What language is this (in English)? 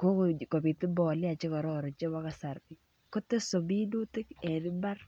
Kalenjin